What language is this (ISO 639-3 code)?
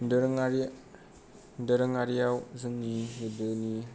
brx